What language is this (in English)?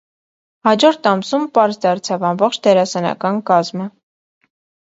Armenian